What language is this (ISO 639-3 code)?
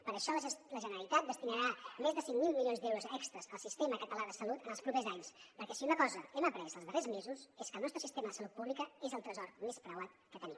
cat